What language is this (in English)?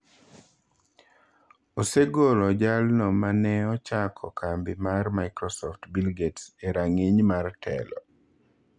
Luo (Kenya and Tanzania)